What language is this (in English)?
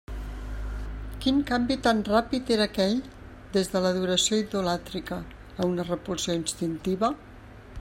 Catalan